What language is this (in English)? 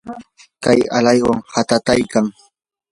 Yanahuanca Pasco Quechua